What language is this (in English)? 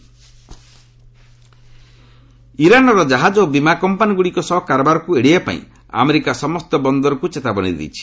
Odia